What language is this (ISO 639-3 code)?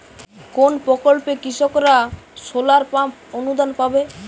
ben